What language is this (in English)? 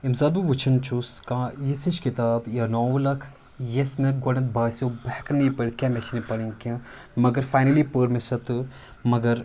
Kashmiri